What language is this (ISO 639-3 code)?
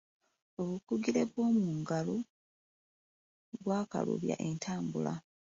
lug